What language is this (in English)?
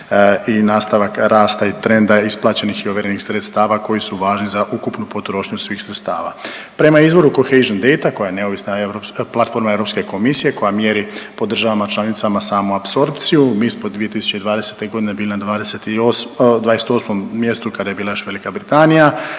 Croatian